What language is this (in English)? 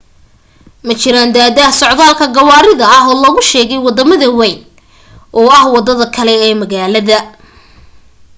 Somali